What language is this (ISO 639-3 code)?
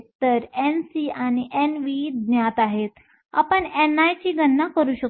mar